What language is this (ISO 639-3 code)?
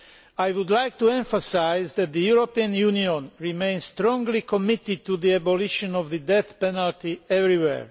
eng